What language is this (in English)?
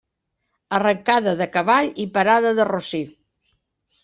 Catalan